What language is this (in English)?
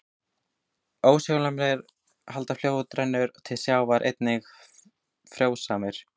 Icelandic